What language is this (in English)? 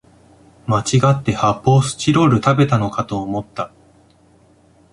Japanese